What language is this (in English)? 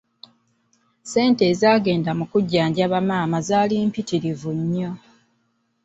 Ganda